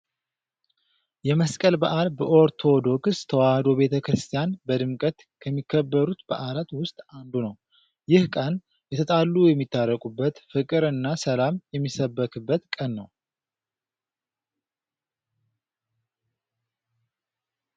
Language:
Amharic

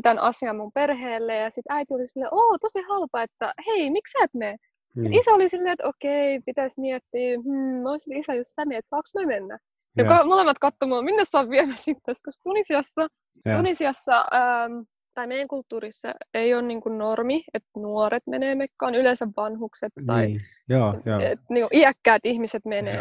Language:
Finnish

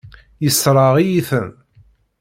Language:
Kabyle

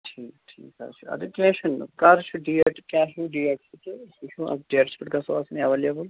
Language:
Kashmiri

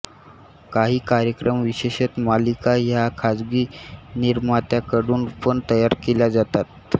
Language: Marathi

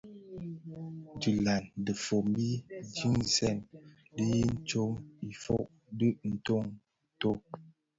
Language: Bafia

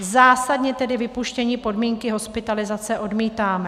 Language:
Czech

